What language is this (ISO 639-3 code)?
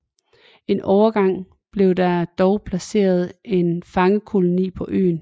dan